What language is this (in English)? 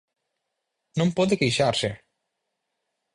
Galician